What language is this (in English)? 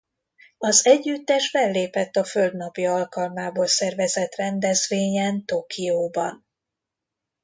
Hungarian